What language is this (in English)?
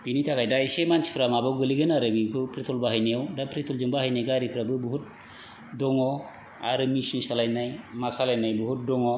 Bodo